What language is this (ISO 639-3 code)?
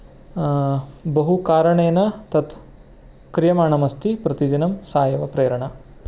san